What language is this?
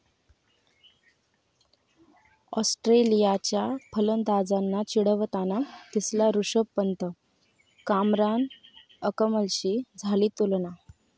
Marathi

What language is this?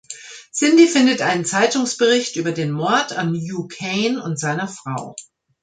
German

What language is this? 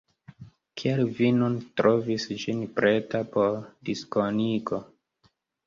Esperanto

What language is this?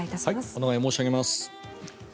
Japanese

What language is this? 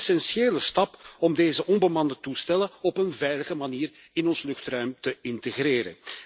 Dutch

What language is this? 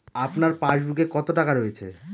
Bangla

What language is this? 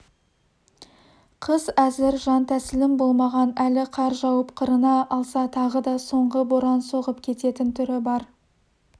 Kazakh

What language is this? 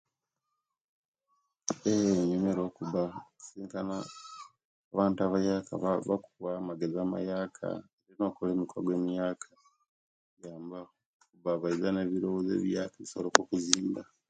Kenyi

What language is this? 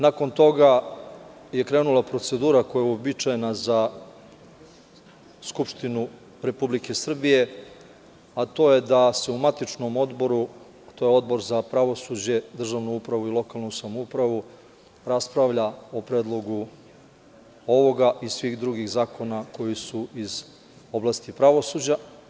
Serbian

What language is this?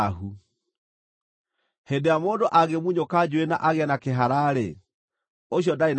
Kikuyu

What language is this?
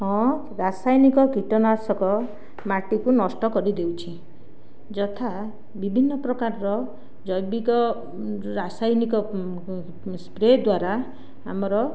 Odia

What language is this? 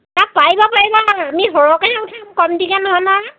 Assamese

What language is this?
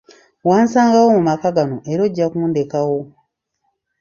Ganda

